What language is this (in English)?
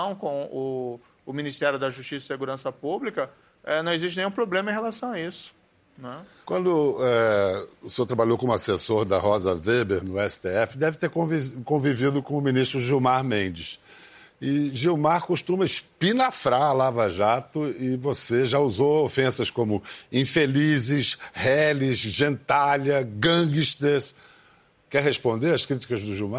Portuguese